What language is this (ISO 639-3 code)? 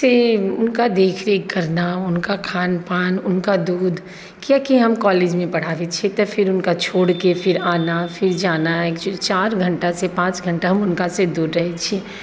mai